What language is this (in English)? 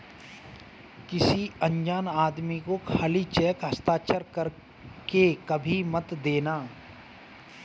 Hindi